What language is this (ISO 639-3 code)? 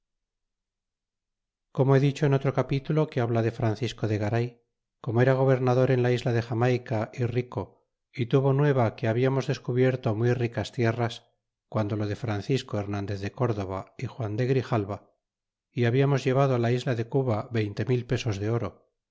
spa